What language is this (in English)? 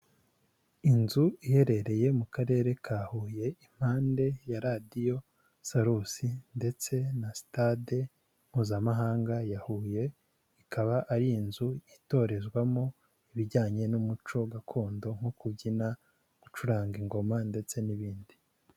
Kinyarwanda